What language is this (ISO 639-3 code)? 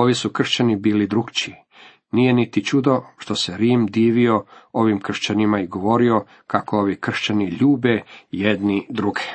hrv